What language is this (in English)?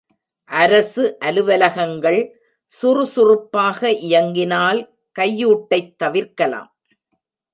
Tamil